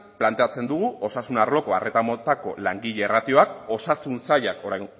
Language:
Basque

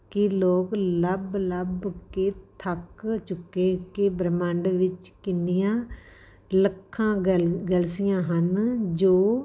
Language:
Punjabi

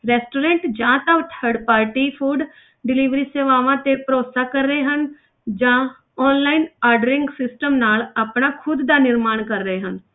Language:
Punjabi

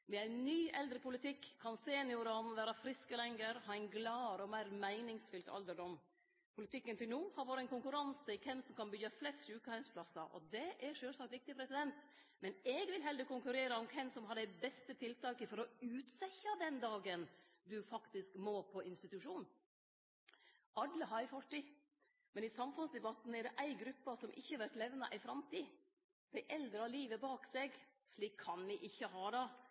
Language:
Norwegian Nynorsk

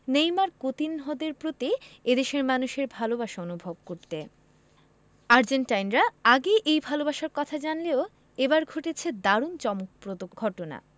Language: Bangla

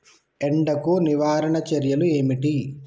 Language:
Telugu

